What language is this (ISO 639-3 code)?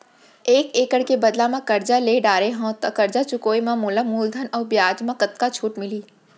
hne